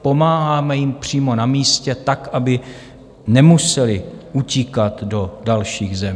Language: Czech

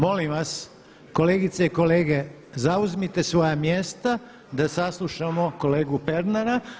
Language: Croatian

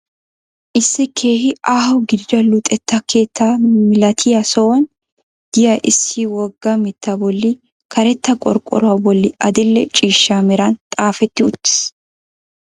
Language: Wolaytta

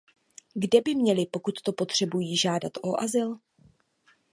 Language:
Czech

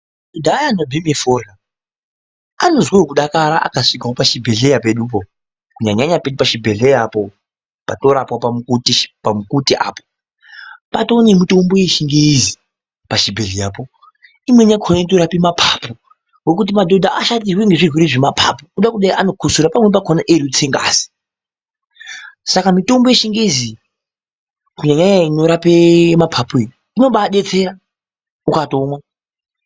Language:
Ndau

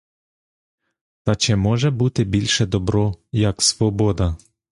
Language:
Ukrainian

